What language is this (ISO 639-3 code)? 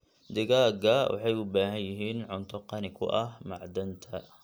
som